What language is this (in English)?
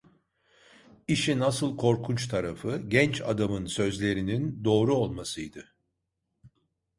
Turkish